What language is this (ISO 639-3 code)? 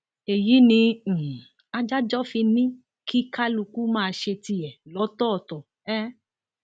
yor